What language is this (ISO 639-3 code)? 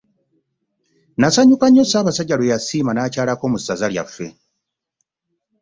lug